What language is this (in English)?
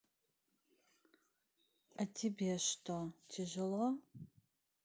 Russian